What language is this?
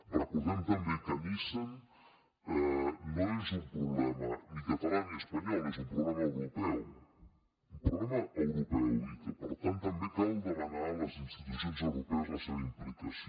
Catalan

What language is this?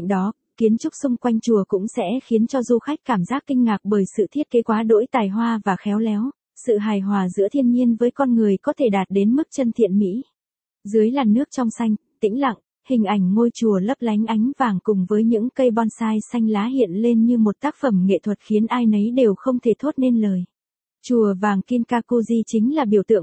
Vietnamese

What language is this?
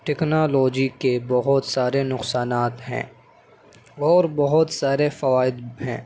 Urdu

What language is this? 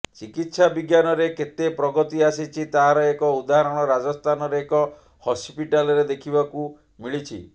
Odia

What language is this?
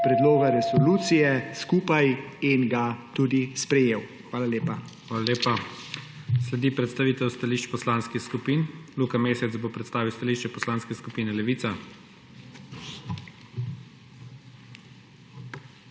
Slovenian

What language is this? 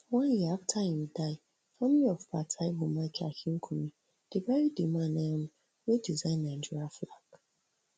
Nigerian Pidgin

